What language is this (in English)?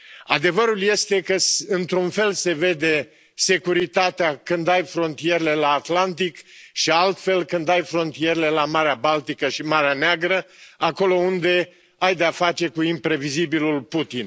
Romanian